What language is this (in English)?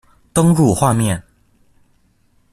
Chinese